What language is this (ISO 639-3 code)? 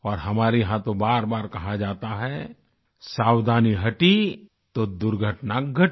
hin